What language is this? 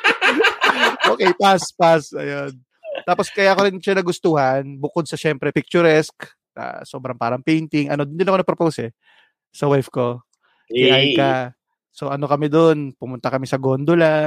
Filipino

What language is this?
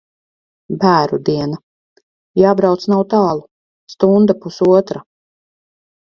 Latvian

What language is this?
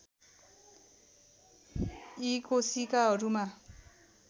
Nepali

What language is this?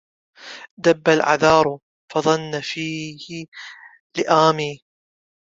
Arabic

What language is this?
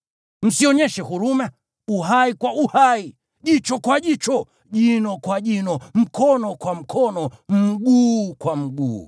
Swahili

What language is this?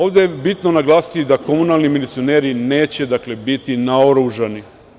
Serbian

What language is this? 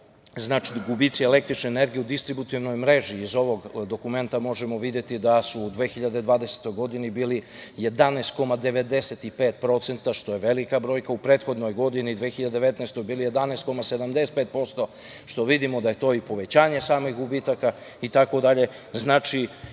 Serbian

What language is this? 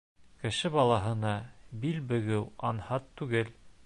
Bashkir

